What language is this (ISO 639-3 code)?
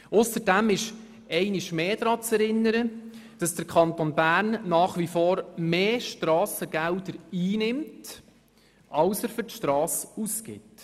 gsw